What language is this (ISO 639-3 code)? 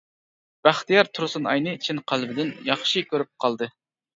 uig